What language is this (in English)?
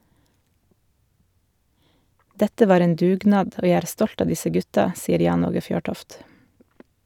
Norwegian